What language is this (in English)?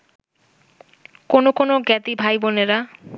Bangla